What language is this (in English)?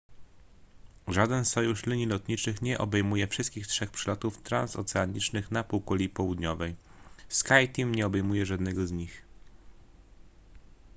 Polish